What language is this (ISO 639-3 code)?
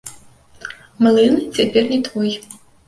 bel